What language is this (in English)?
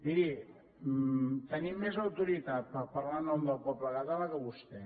Catalan